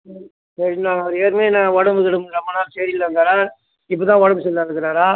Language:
Tamil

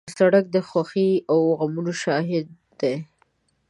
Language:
Pashto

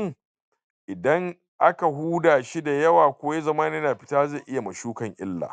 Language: Hausa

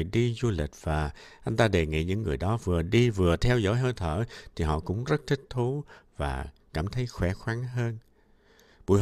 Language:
Vietnamese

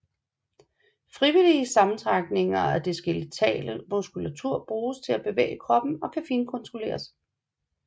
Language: Danish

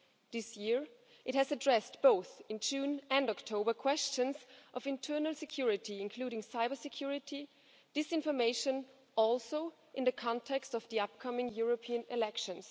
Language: English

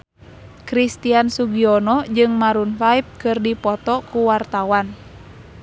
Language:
Sundanese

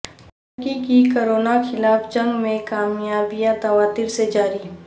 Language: Urdu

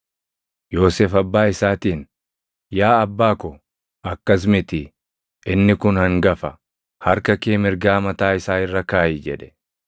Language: Oromo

